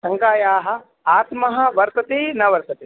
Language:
Sanskrit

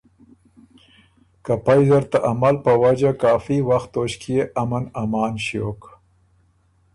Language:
Ormuri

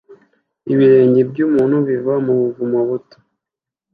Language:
Kinyarwanda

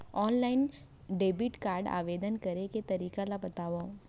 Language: Chhattisgarhi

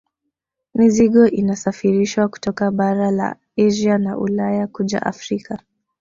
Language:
Swahili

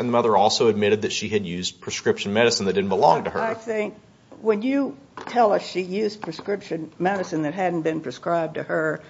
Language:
English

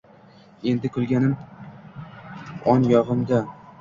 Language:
Uzbek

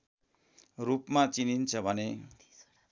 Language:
Nepali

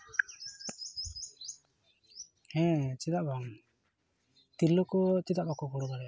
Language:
Santali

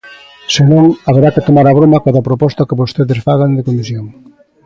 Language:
Galician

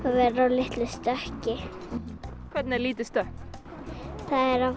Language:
Icelandic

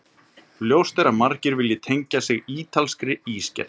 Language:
Icelandic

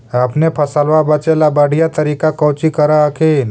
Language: Magahi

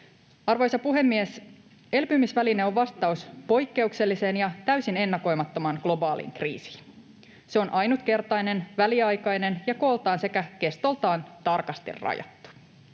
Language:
Finnish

